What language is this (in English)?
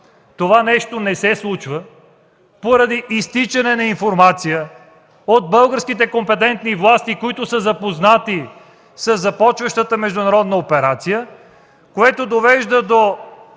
Bulgarian